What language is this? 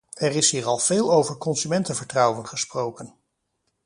Dutch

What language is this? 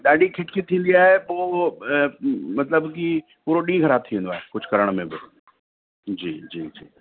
Sindhi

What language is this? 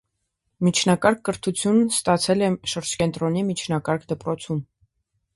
Armenian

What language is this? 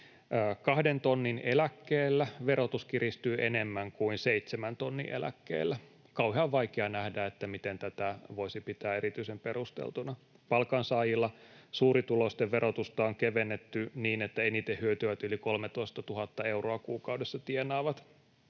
Finnish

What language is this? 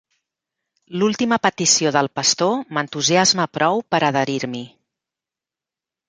Catalan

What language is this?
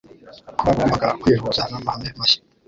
Kinyarwanda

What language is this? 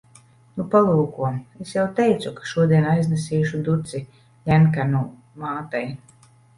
Latvian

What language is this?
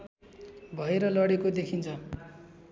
Nepali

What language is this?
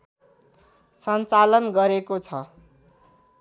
Nepali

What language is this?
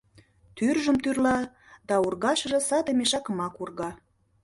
Mari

